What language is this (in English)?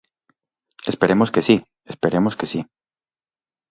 Galician